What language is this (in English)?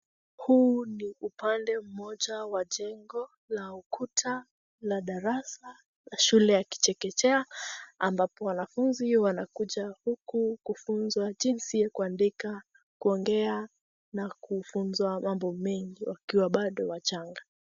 Swahili